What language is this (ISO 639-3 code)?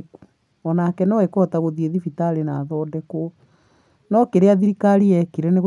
kik